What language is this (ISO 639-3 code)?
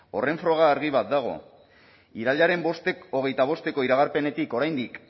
eus